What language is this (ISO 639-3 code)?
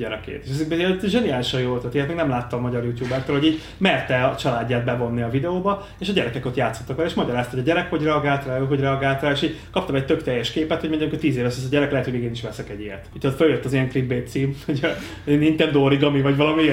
hun